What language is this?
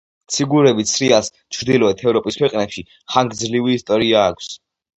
Georgian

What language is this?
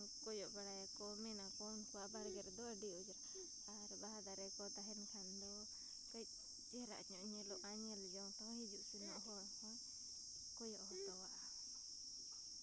Santali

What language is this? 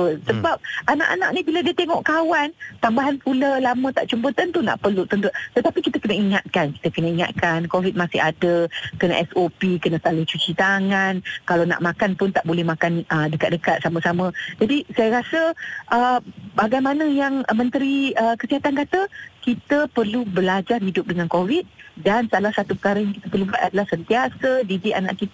Malay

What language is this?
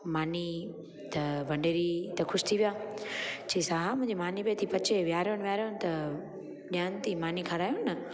Sindhi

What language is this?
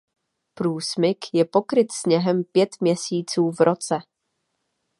Czech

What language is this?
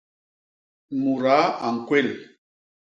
Basaa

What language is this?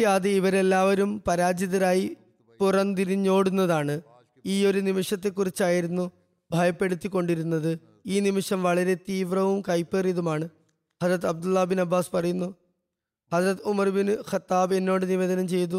Malayalam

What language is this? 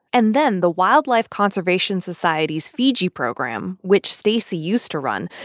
English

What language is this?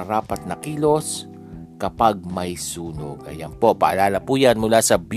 Filipino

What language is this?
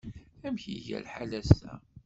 Kabyle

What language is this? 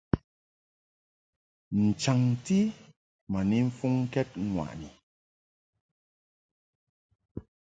Mungaka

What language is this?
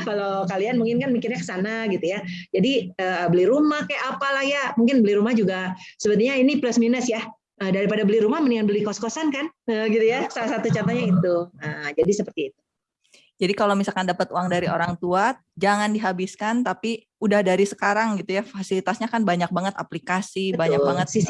Indonesian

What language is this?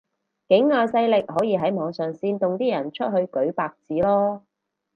Cantonese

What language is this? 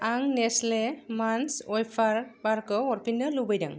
Bodo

